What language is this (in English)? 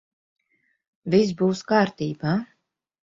Latvian